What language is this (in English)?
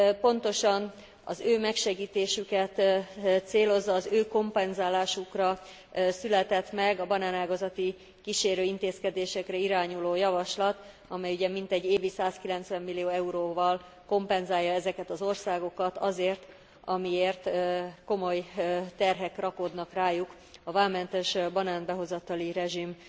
Hungarian